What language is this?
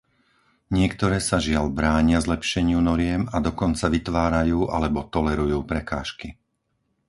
Slovak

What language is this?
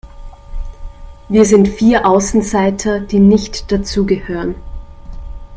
German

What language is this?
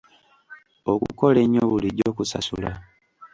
Ganda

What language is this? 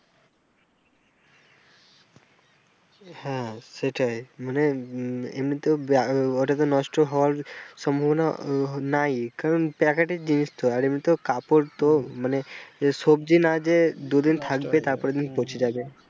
Bangla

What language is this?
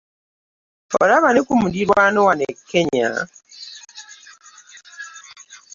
Ganda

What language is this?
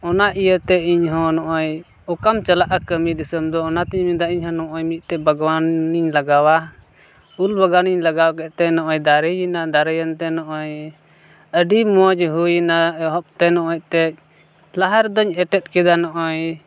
Santali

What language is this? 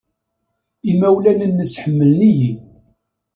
Kabyle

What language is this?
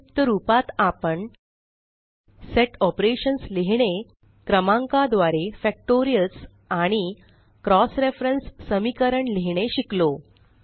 Marathi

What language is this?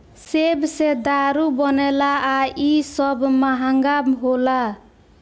Bhojpuri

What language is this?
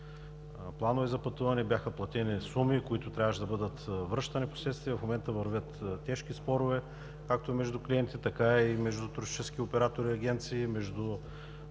Bulgarian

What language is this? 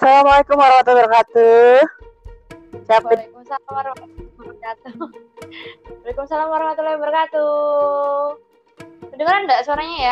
Indonesian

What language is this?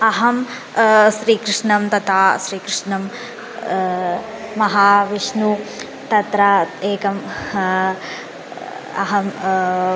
Sanskrit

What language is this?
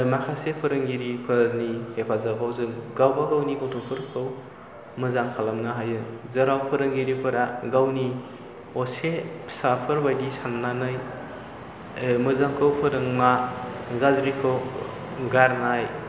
Bodo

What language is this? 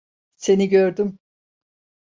Turkish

